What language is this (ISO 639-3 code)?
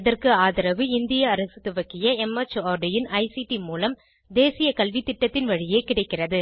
tam